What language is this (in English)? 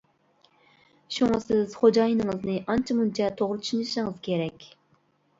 Uyghur